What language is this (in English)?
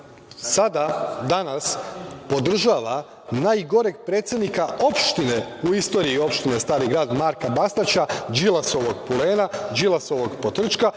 Serbian